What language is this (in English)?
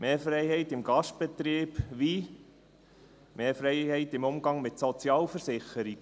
Swiss German